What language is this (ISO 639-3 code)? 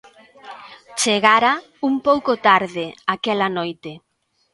glg